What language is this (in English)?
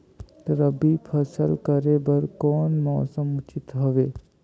Chhattisgarhi